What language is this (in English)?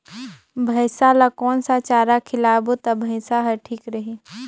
Chhattisgarhi